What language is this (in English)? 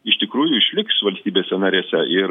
Lithuanian